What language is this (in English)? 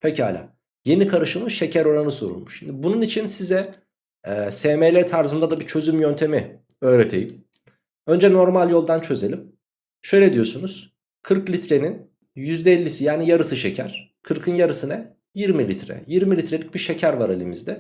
Turkish